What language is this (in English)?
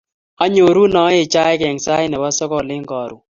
Kalenjin